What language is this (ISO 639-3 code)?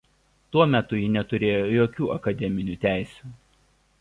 lit